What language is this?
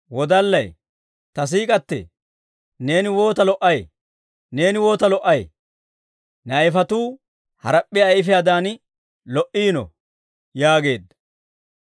Dawro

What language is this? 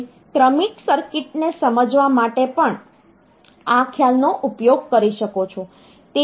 Gujarati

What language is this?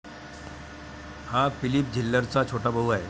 Marathi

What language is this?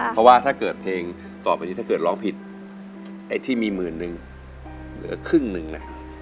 Thai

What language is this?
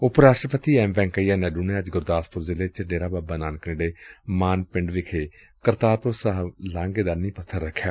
Punjabi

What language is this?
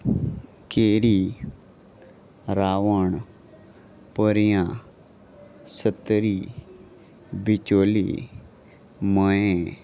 Konkani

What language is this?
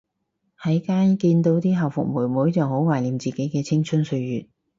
Cantonese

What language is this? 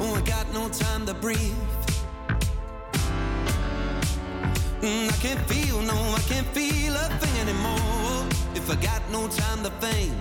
Dutch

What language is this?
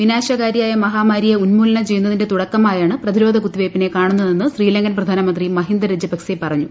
Malayalam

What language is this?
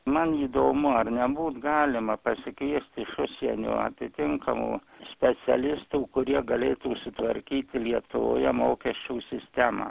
Lithuanian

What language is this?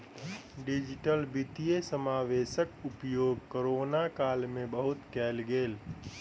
Maithili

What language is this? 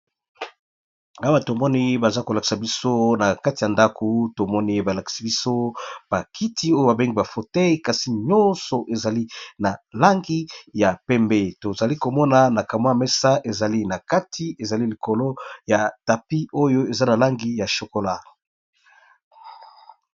Lingala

